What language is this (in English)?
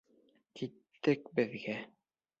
Bashkir